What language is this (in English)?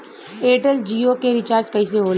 Bhojpuri